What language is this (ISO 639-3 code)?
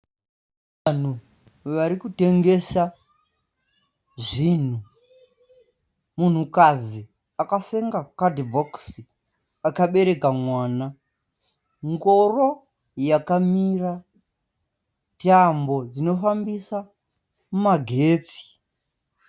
sna